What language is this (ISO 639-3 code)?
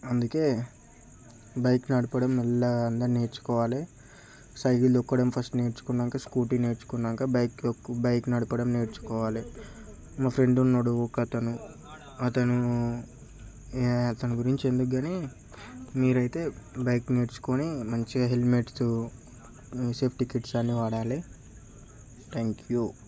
tel